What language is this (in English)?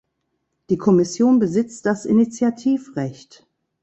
German